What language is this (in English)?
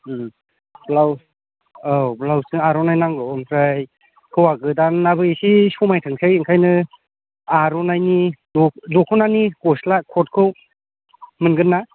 Bodo